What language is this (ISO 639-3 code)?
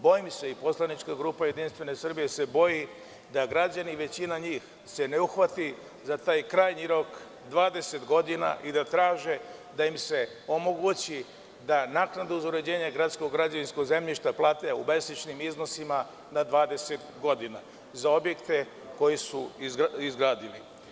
srp